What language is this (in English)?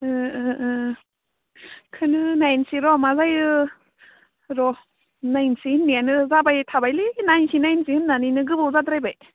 Bodo